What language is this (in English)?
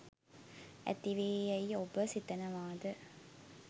Sinhala